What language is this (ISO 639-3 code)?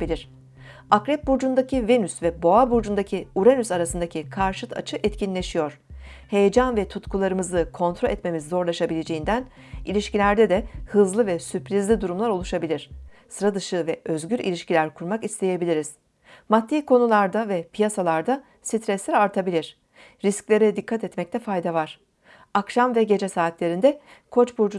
tur